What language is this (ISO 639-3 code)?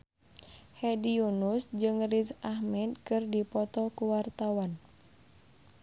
sun